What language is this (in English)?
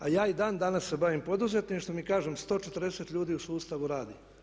Croatian